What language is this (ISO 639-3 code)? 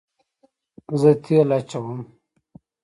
pus